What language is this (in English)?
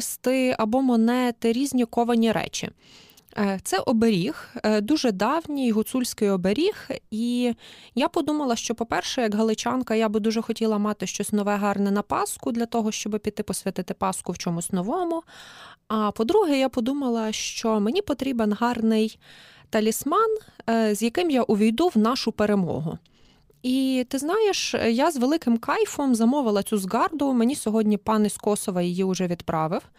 Ukrainian